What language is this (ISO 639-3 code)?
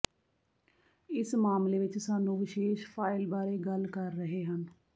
pan